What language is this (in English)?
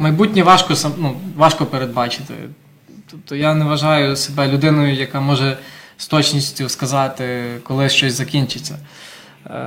Ukrainian